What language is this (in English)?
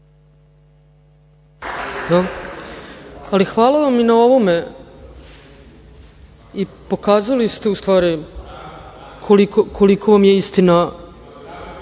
Serbian